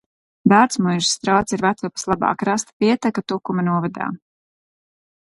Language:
Latvian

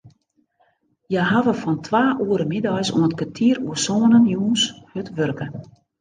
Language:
Western Frisian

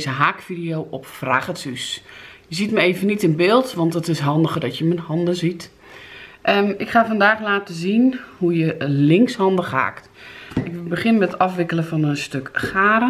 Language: Dutch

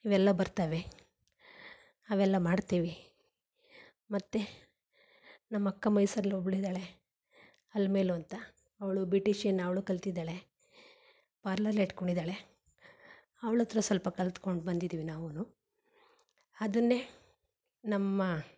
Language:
Kannada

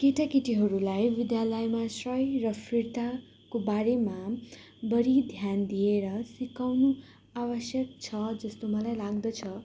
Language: Nepali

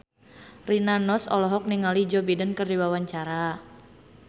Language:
Sundanese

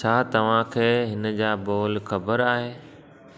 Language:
Sindhi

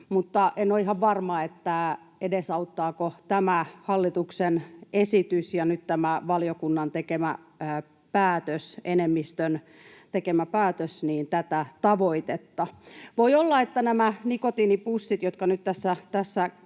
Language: Finnish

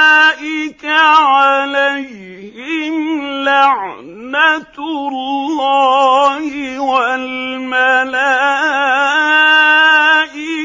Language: Arabic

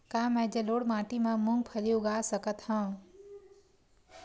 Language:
Chhattisgarhi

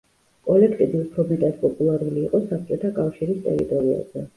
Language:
Georgian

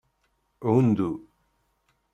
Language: Kabyle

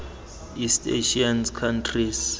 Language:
Tswana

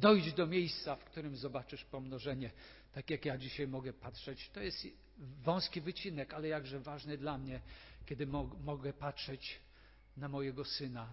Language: Polish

